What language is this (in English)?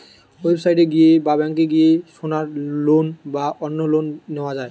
Bangla